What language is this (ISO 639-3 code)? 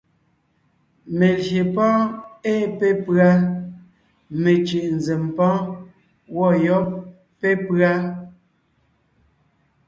nnh